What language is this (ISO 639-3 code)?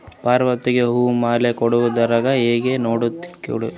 kan